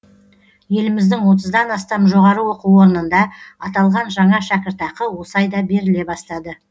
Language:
Kazakh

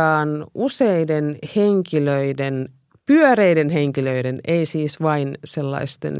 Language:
Finnish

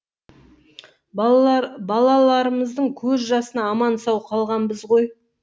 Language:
Kazakh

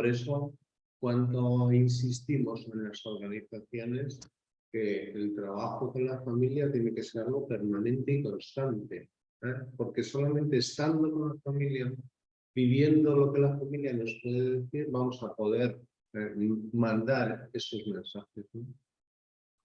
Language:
Spanish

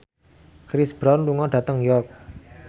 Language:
Javanese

